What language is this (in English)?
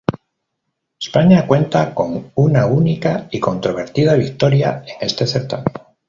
Spanish